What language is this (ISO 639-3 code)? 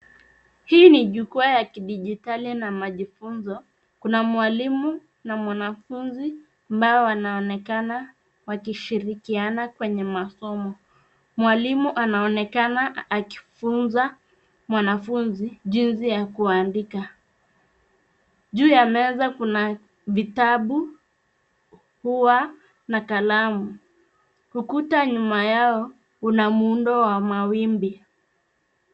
swa